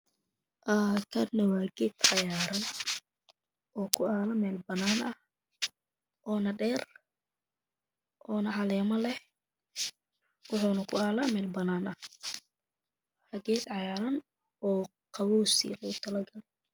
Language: Somali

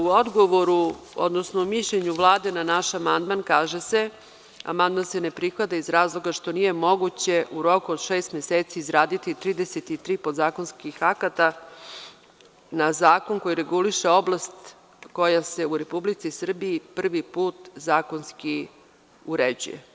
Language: Serbian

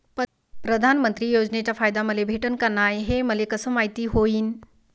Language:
Marathi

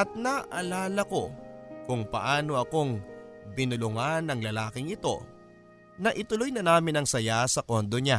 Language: Filipino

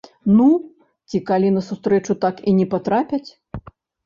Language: Belarusian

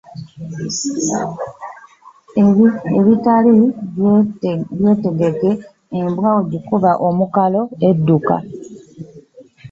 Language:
Ganda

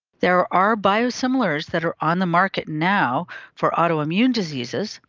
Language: English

